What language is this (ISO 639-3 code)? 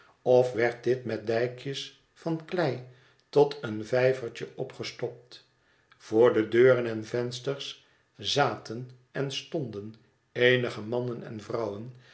nld